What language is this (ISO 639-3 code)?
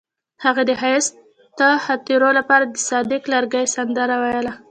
pus